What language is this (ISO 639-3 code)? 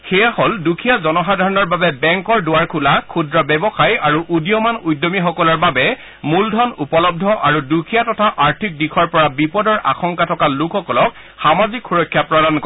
asm